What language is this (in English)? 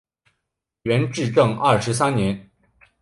Chinese